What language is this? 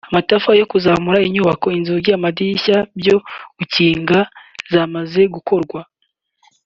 Kinyarwanda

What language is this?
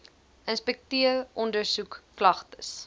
Afrikaans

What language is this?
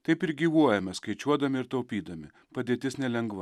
Lithuanian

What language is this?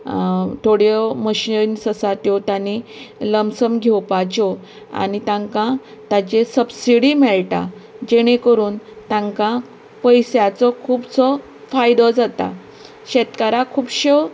Konkani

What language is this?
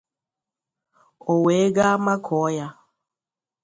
Igbo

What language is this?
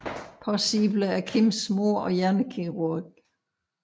Danish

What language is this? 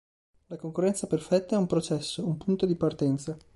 Italian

